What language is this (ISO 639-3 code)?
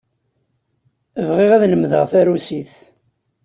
kab